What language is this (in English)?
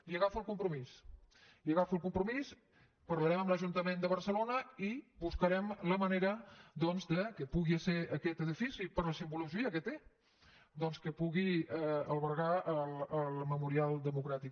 Catalan